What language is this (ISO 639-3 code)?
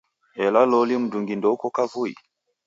dav